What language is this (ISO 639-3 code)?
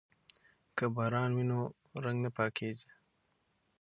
pus